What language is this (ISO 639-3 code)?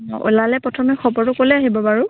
asm